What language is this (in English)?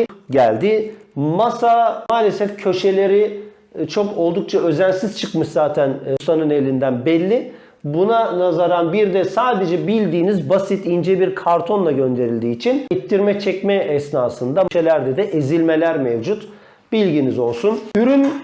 Turkish